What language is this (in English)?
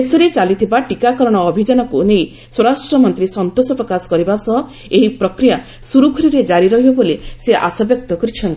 Odia